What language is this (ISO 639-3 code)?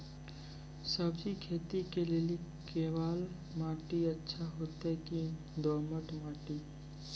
mai